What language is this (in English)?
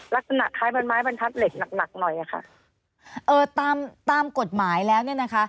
Thai